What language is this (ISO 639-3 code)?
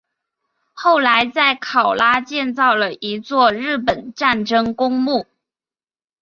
zho